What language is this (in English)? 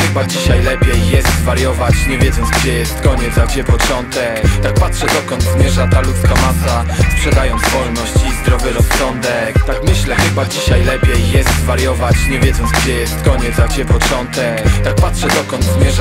Polish